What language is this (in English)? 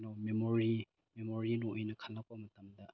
Manipuri